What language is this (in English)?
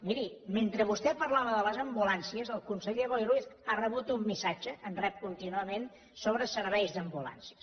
Catalan